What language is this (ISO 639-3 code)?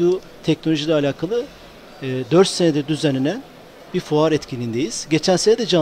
tur